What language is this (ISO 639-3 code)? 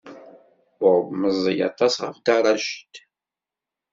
kab